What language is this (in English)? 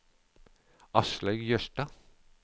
Norwegian